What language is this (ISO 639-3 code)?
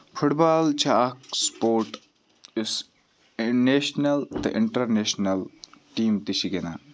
kas